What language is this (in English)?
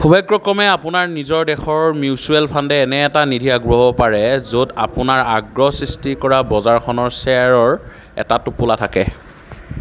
Assamese